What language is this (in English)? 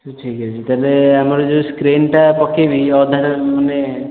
Odia